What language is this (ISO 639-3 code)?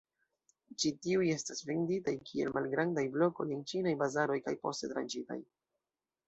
epo